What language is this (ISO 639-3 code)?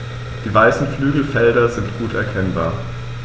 deu